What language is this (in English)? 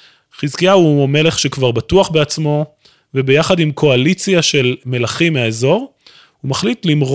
Hebrew